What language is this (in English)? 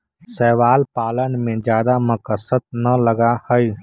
Magahi